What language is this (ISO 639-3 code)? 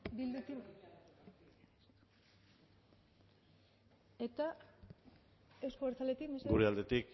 eus